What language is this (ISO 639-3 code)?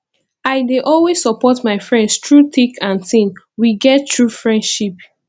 pcm